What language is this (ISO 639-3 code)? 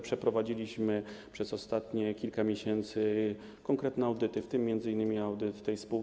pol